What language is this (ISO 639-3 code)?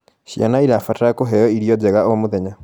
kik